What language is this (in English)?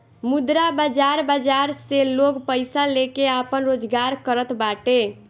Bhojpuri